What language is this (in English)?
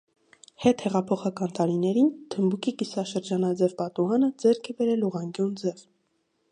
Armenian